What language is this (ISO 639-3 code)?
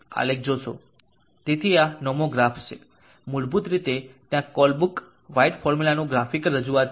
guj